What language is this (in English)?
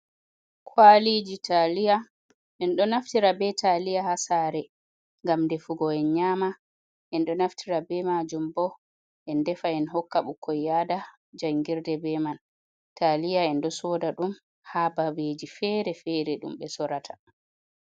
Fula